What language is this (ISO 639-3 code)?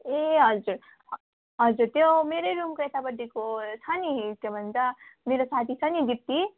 nep